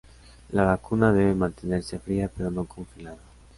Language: Spanish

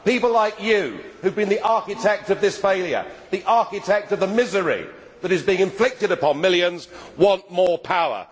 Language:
English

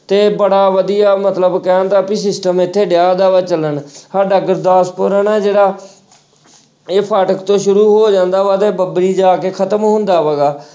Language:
Punjabi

